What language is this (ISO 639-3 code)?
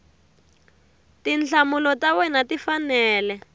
tso